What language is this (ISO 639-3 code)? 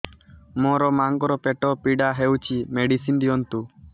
ori